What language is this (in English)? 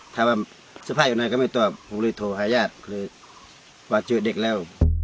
Thai